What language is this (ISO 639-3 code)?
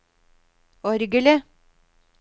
nor